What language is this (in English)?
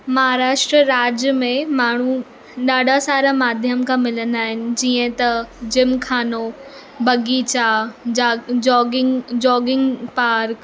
Sindhi